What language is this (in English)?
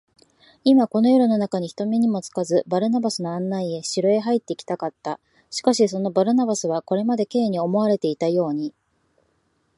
Japanese